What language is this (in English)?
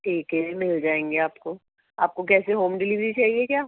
Urdu